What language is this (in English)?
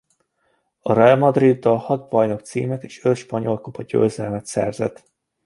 Hungarian